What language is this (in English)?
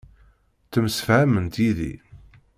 Kabyle